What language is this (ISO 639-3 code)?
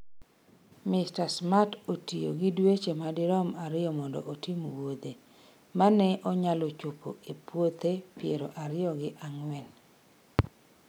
luo